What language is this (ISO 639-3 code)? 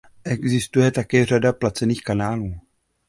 ces